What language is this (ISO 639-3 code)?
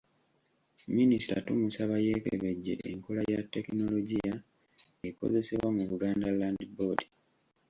lug